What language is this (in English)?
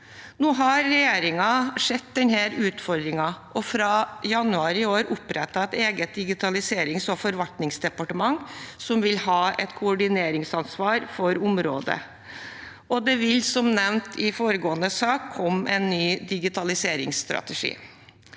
Norwegian